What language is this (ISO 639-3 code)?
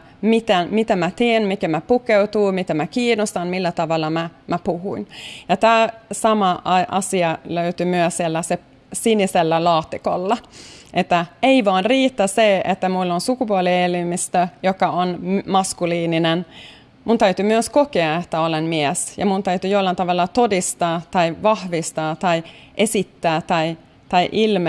fin